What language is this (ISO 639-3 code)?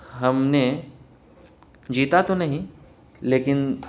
urd